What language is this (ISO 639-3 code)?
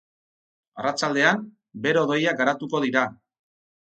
eus